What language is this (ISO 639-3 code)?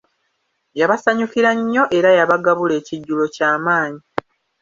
lug